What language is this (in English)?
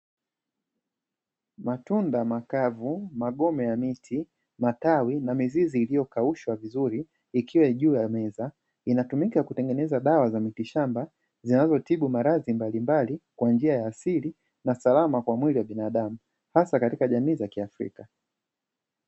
Swahili